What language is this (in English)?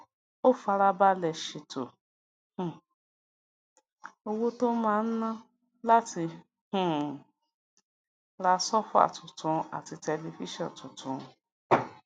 Yoruba